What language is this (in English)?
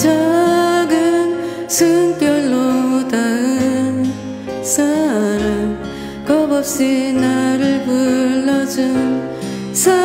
Korean